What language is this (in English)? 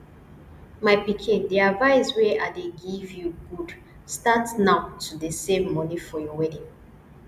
Nigerian Pidgin